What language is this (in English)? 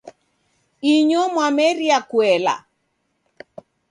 Taita